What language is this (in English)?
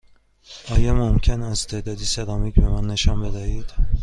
Persian